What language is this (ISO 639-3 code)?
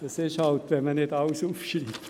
gsw